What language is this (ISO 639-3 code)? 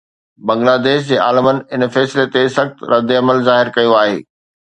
snd